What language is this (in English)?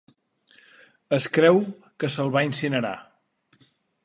Catalan